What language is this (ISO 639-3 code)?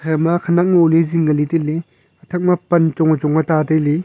nnp